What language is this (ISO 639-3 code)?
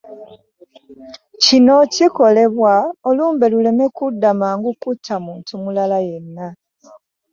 lug